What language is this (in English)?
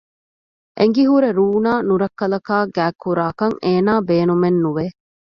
Divehi